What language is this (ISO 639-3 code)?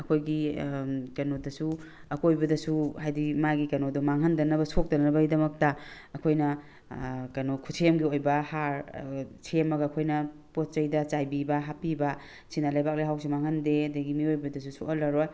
mni